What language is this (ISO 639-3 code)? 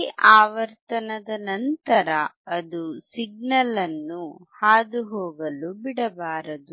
kan